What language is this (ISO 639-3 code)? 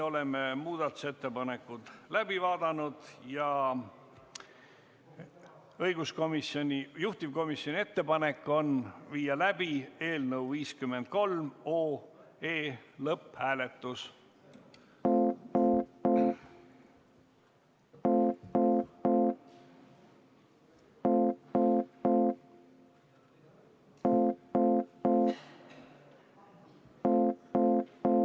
est